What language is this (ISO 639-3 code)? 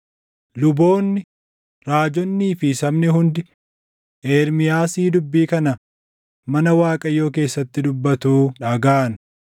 orm